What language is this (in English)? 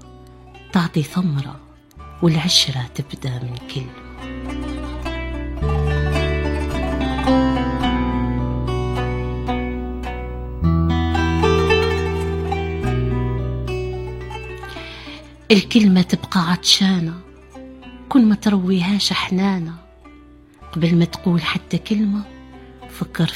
Arabic